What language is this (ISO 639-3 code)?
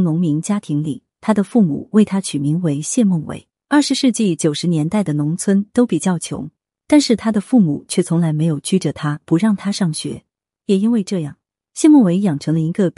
zho